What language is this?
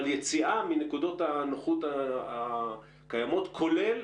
Hebrew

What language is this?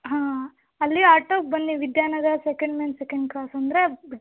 Kannada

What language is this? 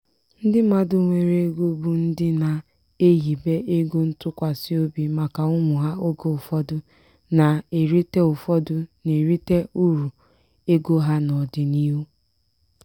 Igbo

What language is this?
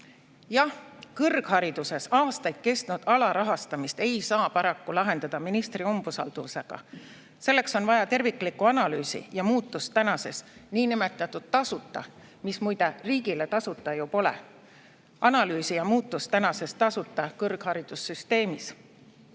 Estonian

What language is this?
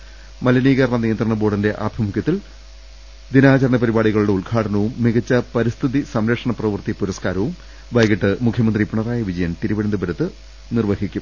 Malayalam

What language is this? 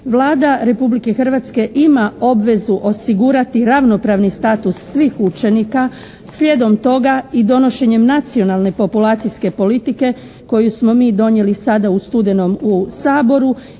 Croatian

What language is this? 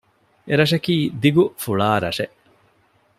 Divehi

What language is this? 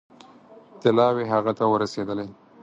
Pashto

